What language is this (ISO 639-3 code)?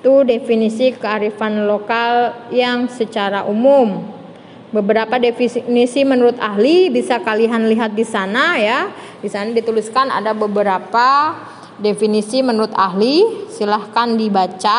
ind